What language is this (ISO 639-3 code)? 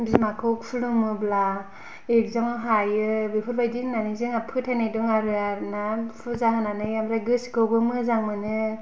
brx